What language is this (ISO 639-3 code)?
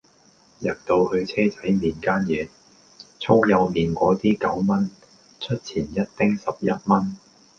yue